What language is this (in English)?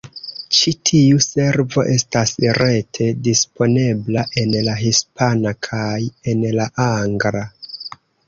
Esperanto